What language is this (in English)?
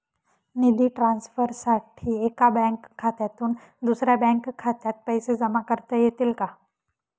Marathi